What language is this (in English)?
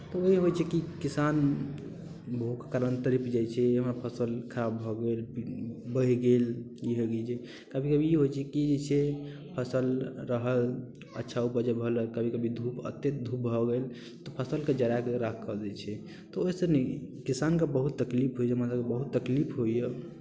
Maithili